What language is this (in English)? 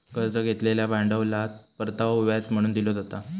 Marathi